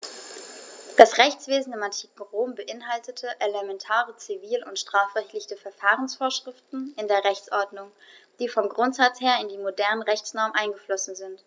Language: German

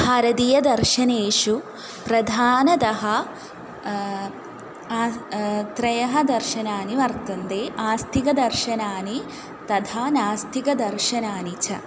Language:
Sanskrit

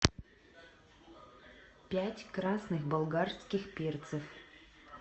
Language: Russian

